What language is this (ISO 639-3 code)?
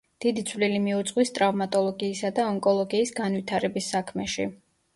kat